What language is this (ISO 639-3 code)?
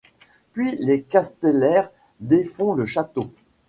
fra